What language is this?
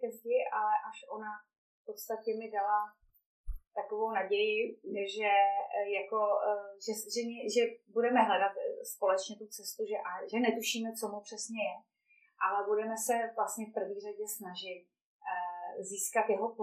Czech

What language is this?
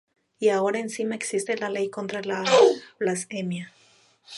Spanish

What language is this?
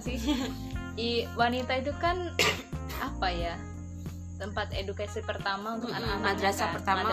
Indonesian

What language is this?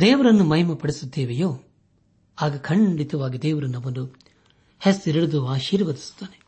Kannada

